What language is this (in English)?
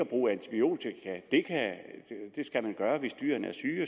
Danish